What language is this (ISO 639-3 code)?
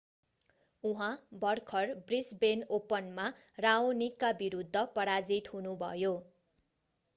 nep